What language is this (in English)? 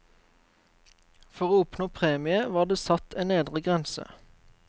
Norwegian